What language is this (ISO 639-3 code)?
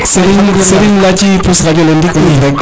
srr